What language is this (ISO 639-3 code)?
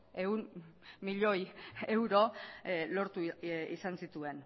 eus